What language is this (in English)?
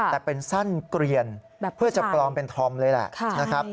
Thai